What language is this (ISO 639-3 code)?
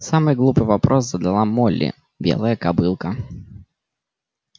rus